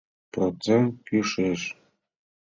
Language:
Mari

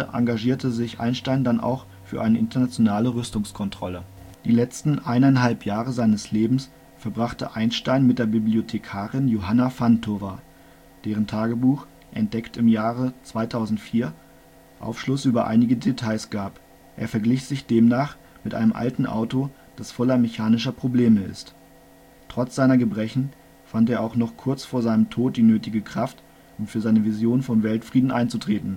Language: German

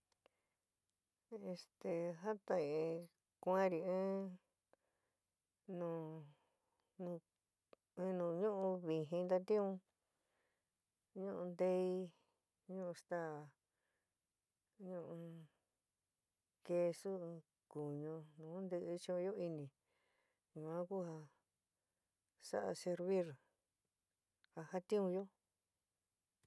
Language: San Miguel El Grande Mixtec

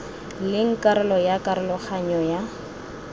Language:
Tswana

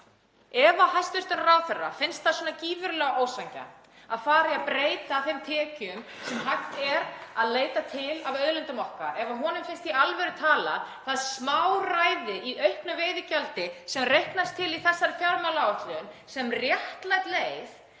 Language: Icelandic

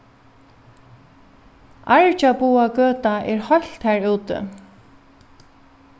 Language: Faroese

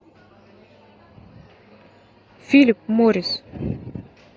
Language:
Russian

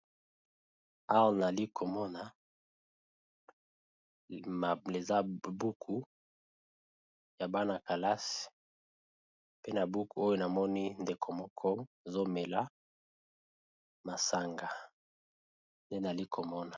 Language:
Lingala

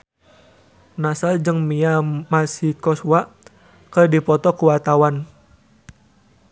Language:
Sundanese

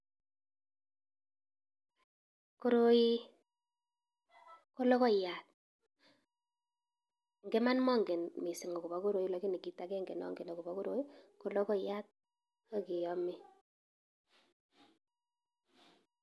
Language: Kalenjin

